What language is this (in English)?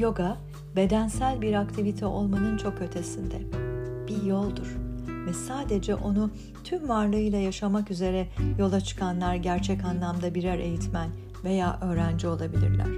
Turkish